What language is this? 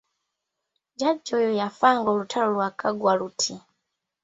Ganda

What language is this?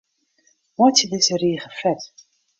Western Frisian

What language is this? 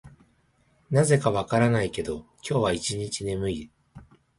Japanese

